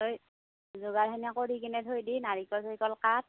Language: Assamese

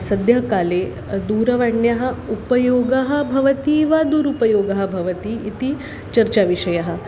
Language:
Sanskrit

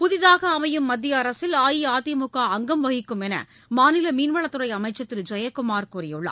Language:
Tamil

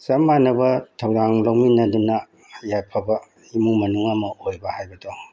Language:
Manipuri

